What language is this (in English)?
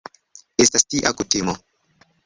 Esperanto